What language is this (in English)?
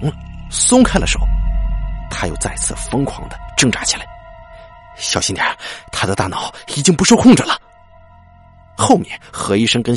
Chinese